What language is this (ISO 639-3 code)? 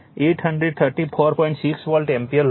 guj